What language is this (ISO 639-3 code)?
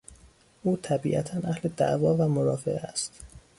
fas